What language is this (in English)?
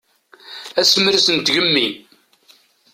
Kabyle